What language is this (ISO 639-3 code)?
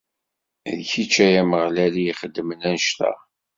kab